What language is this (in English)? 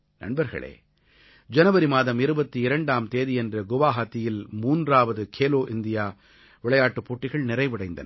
Tamil